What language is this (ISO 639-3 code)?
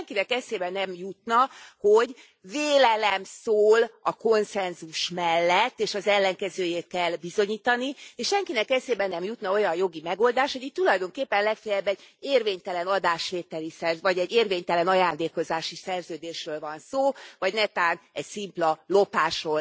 hun